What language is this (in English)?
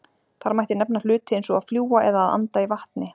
Icelandic